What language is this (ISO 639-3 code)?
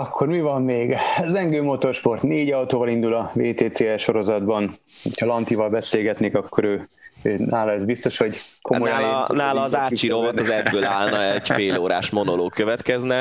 hun